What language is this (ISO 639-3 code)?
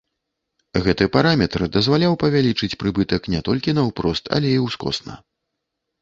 bel